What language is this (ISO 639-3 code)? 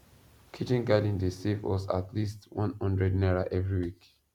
pcm